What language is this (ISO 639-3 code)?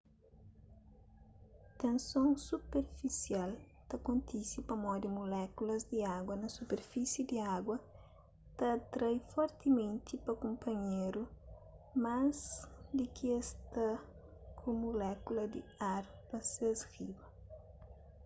kea